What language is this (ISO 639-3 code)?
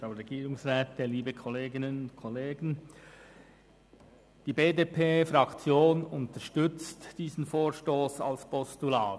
gsw